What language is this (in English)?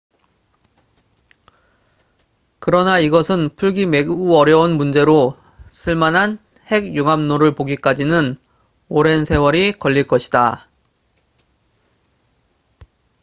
Korean